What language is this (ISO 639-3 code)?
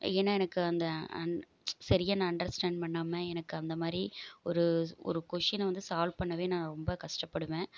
tam